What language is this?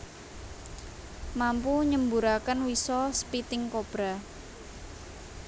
Javanese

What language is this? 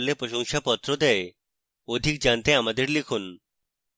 Bangla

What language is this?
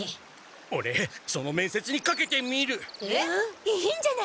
Japanese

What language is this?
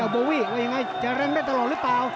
Thai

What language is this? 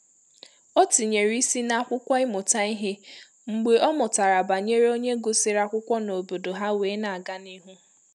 Igbo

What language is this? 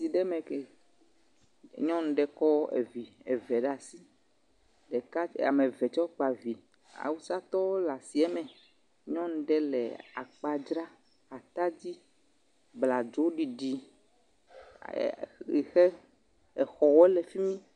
Ewe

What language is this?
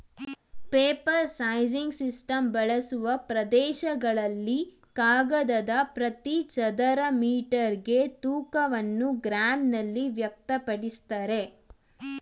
Kannada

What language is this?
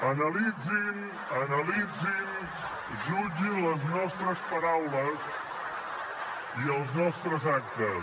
Catalan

